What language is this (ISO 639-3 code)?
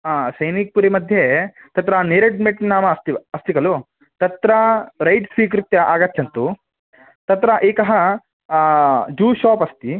san